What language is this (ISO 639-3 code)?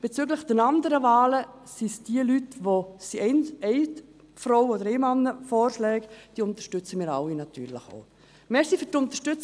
gsw